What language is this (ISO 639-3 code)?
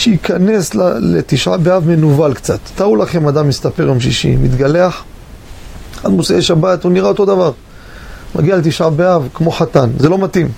heb